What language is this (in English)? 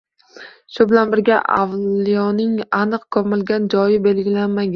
Uzbek